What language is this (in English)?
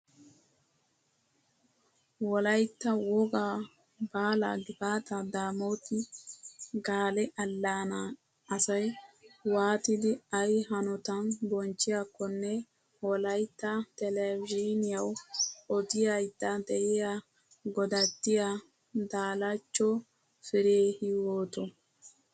Wolaytta